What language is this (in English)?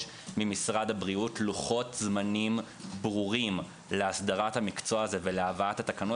Hebrew